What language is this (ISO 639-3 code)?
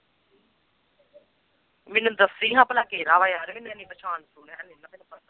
pan